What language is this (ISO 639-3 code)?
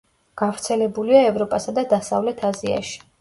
kat